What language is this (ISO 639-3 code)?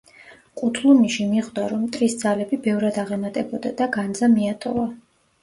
kat